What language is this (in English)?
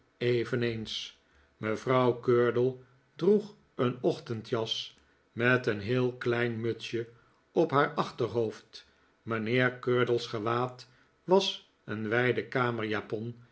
Dutch